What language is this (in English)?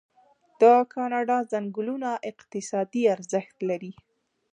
Pashto